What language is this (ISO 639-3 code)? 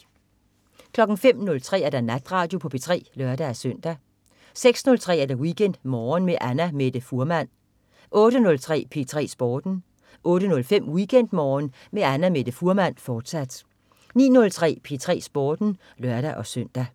dan